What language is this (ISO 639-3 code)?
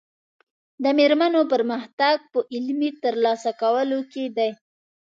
pus